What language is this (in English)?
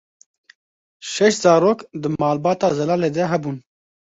Kurdish